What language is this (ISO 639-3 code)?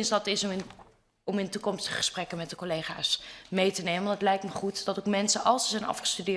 nld